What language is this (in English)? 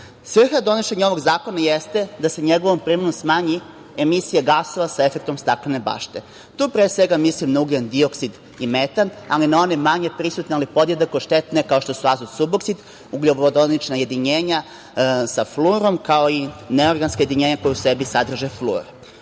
Serbian